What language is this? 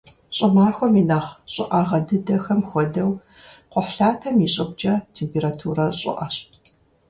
Kabardian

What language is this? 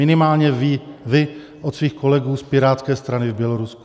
Czech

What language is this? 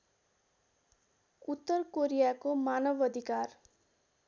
Nepali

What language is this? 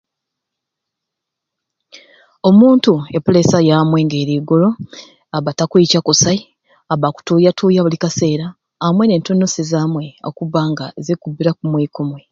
Ruuli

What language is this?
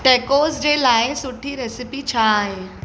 Sindhi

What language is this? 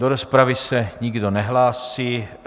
Czech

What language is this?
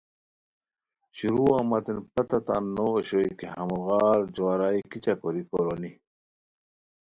Khowar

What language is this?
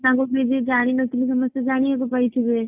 Odia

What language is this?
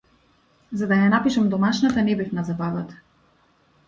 Macedonian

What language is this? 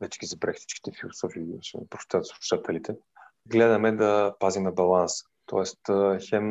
Bulgarian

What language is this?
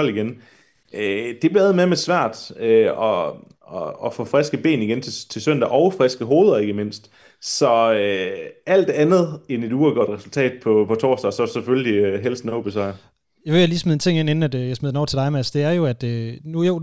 Danish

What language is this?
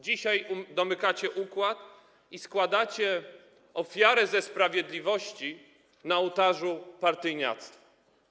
Polish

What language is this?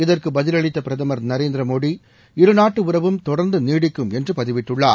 Tamil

